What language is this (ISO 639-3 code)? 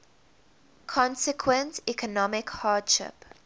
eng